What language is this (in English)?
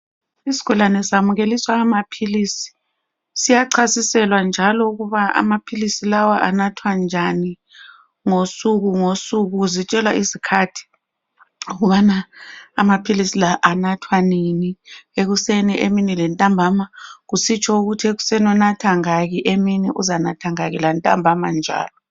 North Ndebele